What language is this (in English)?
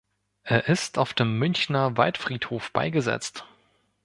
German